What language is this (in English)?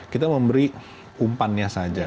Indonesian